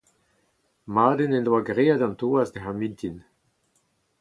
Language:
Breton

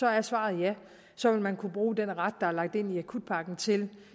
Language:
Danish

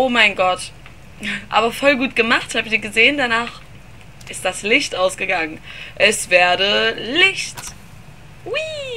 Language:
German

